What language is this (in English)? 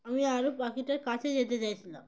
Bangla